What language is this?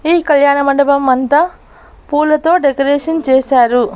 Telugu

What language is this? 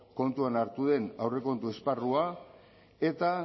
Basque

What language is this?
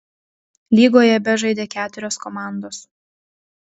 Lithuanian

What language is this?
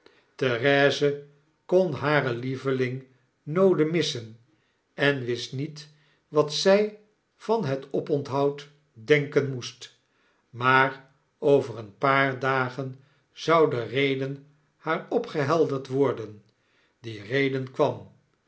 Dutch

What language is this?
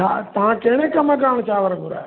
Sindhi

